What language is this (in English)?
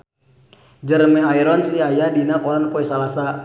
Sundanese